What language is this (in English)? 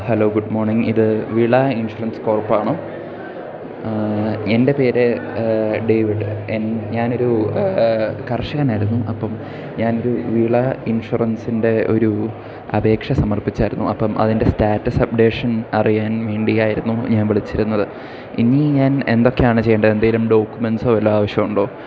Malayalam